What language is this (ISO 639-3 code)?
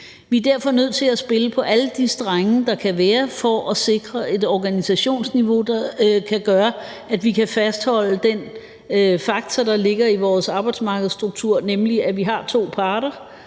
dan